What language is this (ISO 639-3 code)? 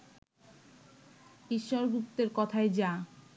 ben